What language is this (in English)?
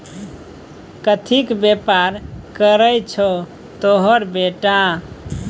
Maithili